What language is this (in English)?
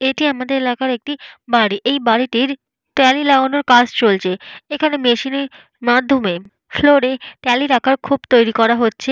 Bangla